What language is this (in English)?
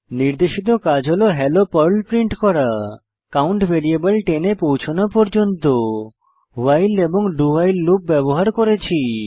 Bangla